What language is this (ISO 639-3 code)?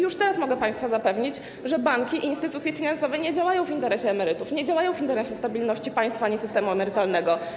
pol